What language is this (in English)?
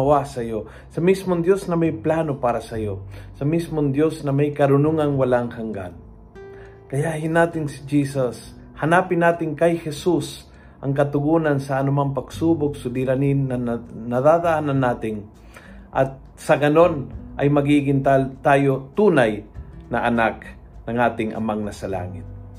Filipino